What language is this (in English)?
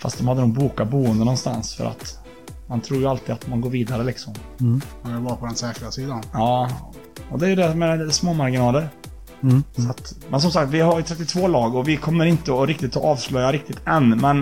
Swedish